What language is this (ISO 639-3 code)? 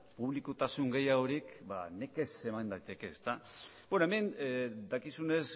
eus